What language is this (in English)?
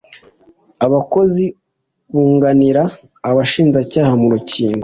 Kinyarwanda